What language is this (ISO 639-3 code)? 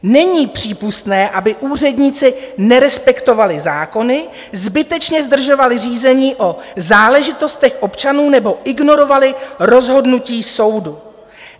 ces